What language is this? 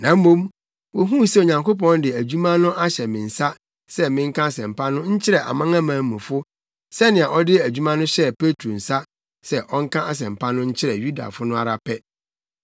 Akan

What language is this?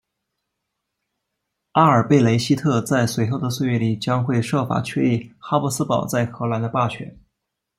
Chinese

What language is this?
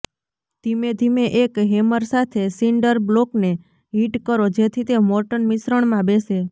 Gujarati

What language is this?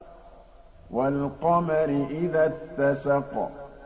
Arabic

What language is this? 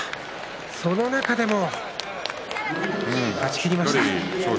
Japanese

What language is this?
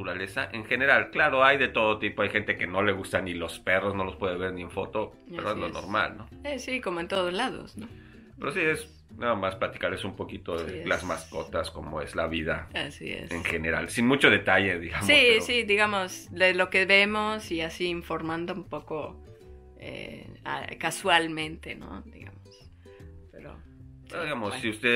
Spanish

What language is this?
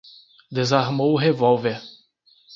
Portuguese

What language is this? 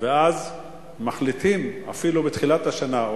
Hebrew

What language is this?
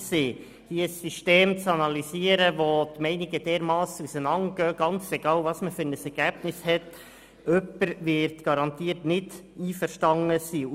Swiss German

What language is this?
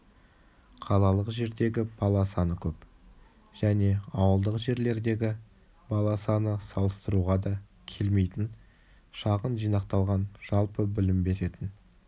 Kazakh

